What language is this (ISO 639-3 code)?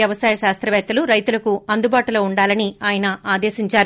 tel